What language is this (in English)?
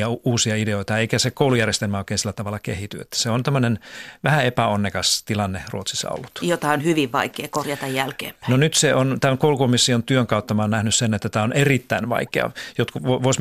Finnish